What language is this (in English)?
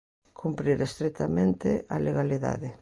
Galician